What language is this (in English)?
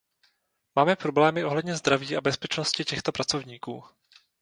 Czech